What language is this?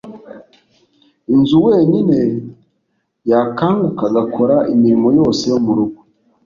Kinyarwanda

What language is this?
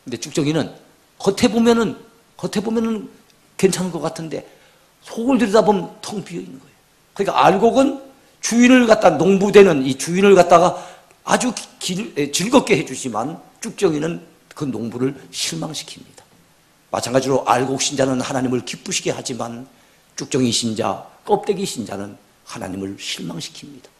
Korean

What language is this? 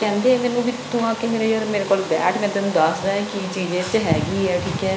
Punjabi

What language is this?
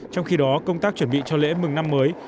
Vietnamese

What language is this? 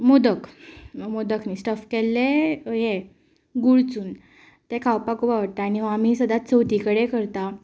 Konkani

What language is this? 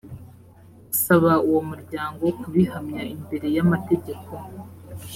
Kinyarwanda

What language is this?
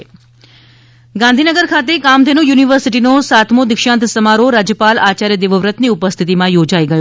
Gujarati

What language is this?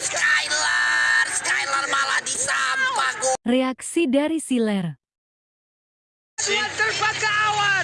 Indonesian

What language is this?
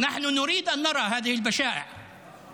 Hebrew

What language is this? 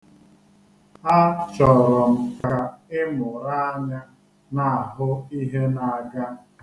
Igbo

